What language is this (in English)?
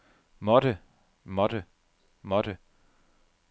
Danish